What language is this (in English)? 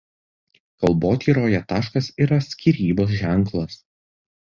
Lithuanian